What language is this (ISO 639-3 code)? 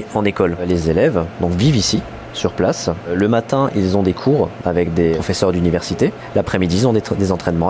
fra